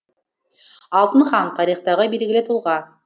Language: Kazakh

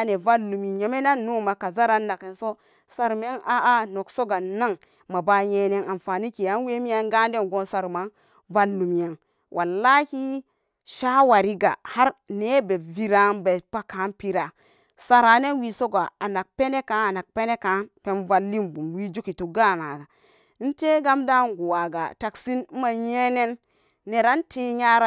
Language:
Samba Daka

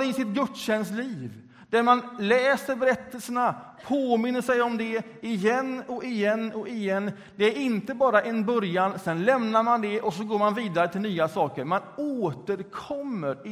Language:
Swedish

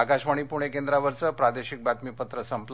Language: Marathi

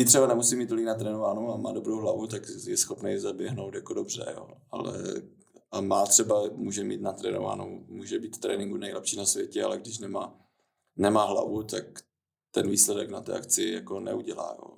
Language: Czech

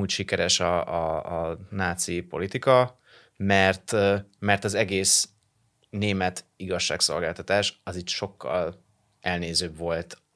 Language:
Hungarian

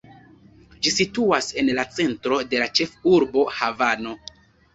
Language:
Esperanto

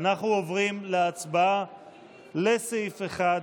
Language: Hebrew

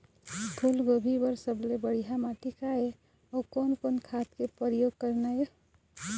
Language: Chhattisgarhi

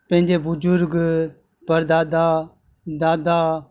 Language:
Sindhi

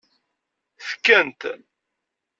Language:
Kabyle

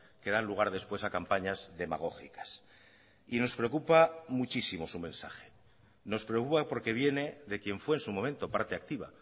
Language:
Spanish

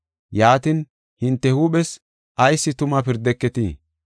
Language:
Gofa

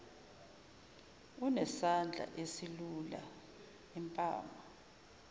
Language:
Zulu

